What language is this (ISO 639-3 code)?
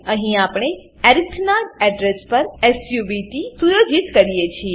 guj